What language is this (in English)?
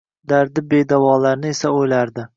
Uzbek